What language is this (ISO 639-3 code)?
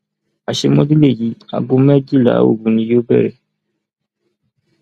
yor